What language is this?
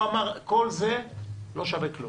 Hebrew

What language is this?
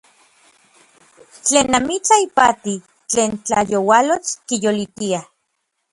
Orizaba Nahuatl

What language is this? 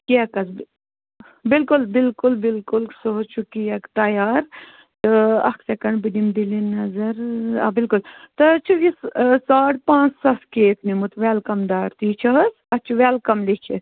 Kashmiri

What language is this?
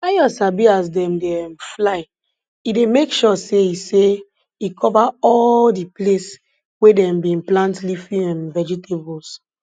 Nigerian Pidgin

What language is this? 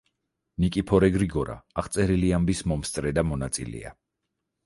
Georgian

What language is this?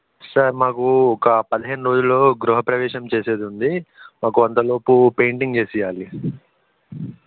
Telugu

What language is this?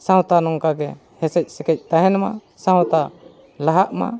Santali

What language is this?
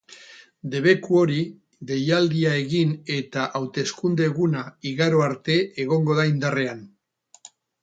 Basque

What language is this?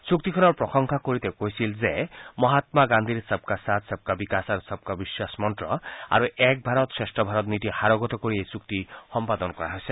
Assamese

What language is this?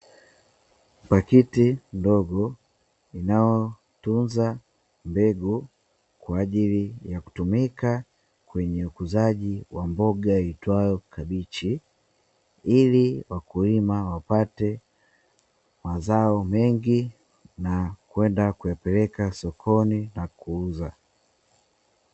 Swahili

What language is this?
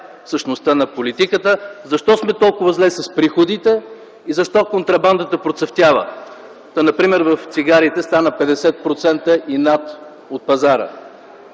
Bulgarian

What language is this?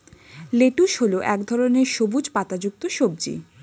Bangla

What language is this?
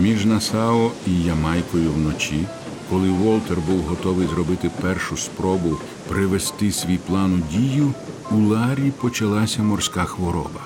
Ukrainian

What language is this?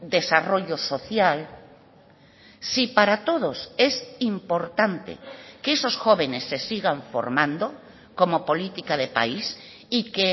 Spanish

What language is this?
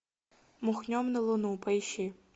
Russian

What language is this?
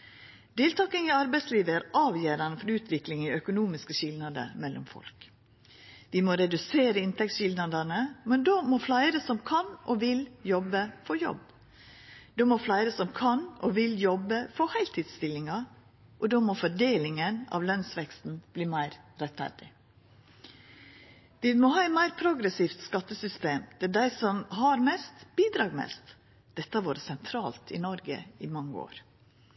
Norwegian Nynorsk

